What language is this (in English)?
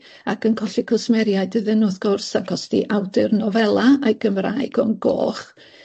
Welsh